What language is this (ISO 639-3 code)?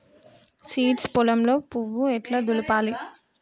tel